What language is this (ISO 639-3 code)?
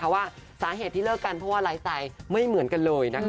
tha